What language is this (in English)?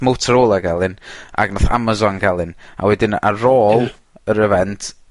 Welsh